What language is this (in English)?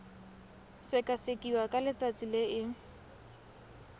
Tswana